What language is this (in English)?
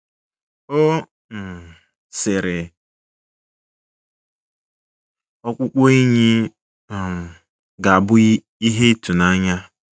Igbo